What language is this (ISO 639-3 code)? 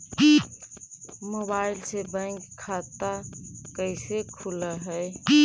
mag